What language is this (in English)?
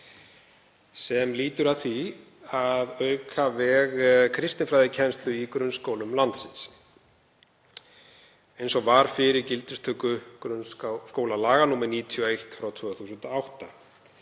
Icelandic